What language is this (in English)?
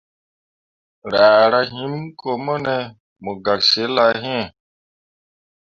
Mundang